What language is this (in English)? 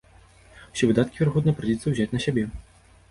Belarusian